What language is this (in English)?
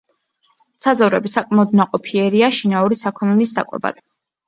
Georgian